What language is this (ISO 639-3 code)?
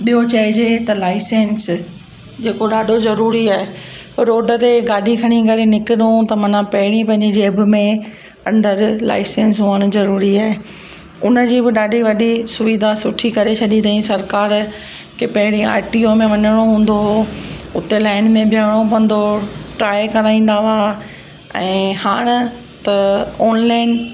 snd